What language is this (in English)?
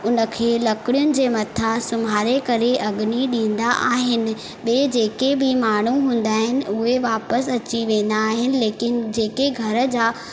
Sindhi